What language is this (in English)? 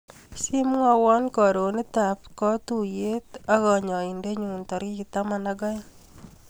Kalenjin